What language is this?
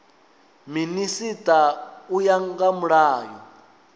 Venda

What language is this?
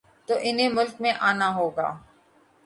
Urdu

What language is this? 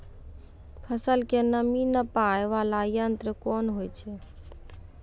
Maithili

